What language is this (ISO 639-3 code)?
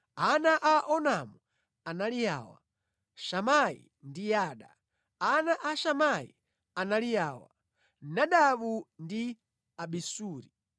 nya